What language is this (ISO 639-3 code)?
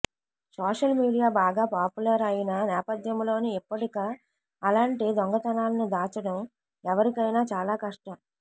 tel